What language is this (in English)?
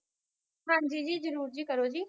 Punjabi